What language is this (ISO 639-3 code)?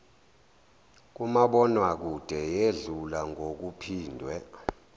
zul